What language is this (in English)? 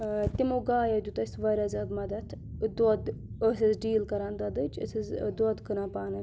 Kashmiri